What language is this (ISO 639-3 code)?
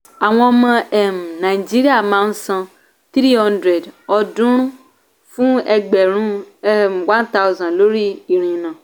yor